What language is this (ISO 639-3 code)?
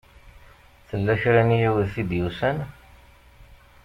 kab